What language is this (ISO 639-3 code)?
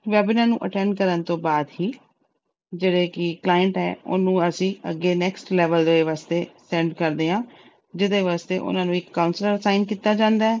pan